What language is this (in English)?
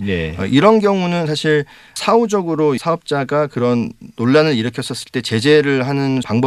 Korean